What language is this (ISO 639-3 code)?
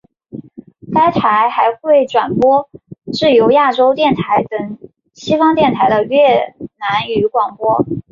zho